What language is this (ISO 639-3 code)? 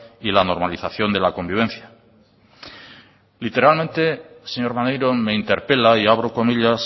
spa